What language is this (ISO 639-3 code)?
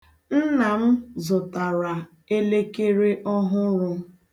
ibo